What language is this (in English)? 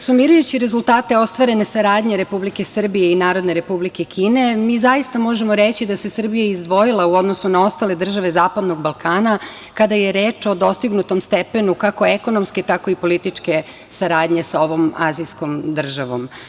Serbian